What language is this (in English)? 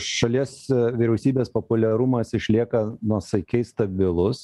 Lithuanian